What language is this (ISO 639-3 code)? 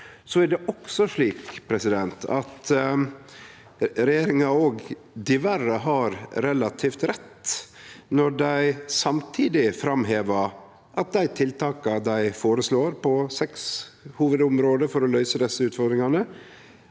nor